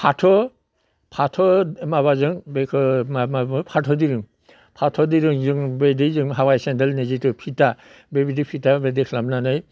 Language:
Bodo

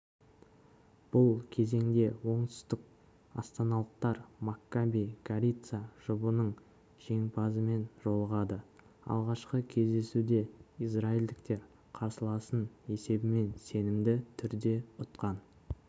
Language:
Kazakh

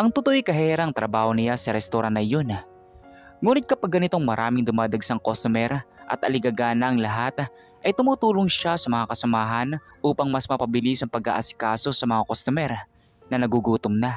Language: Filipino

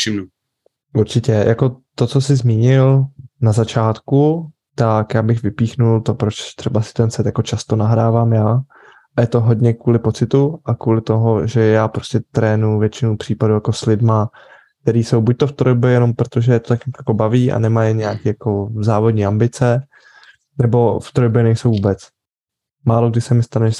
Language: Czech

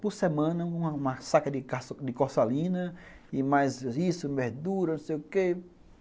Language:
Portuguese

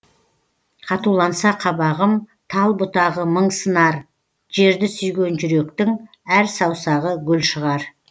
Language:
Kazakh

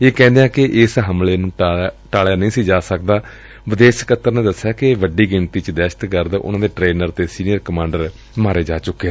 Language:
Punjabi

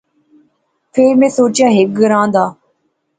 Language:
Pahari-Potwari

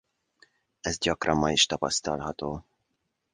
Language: Hungarian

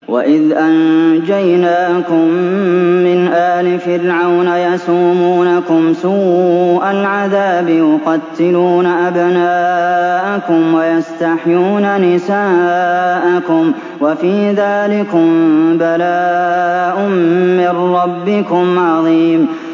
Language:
Arabic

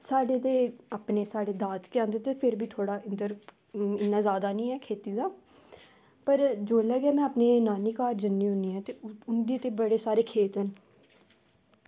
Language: Dogri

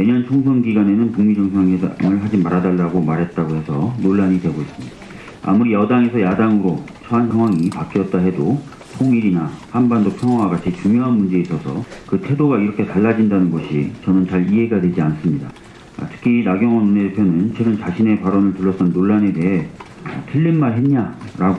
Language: Korean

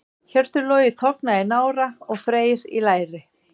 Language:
Icelandic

